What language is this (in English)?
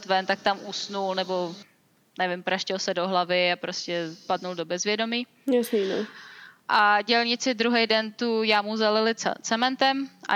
Czech